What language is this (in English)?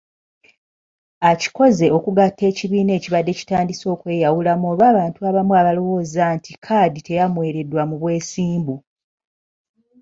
Ganda